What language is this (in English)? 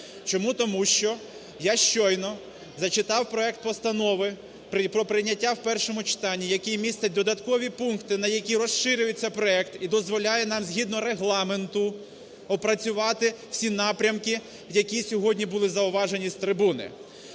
Ukrainian